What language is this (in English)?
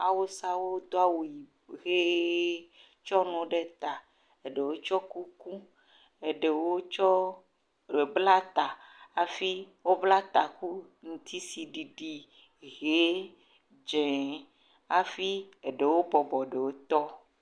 Ewe